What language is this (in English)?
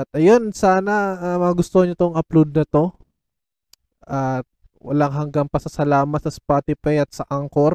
Filipino